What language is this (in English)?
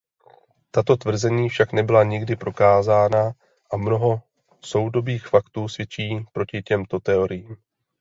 Czech